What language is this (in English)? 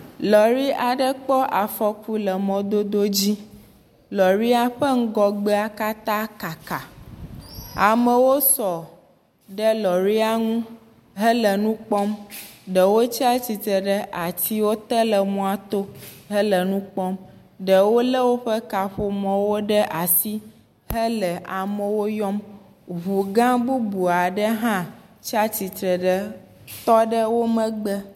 Ewe